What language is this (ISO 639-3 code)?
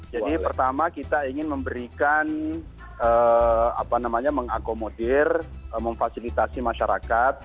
ind